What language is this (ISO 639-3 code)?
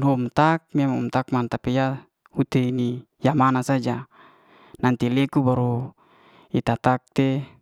ste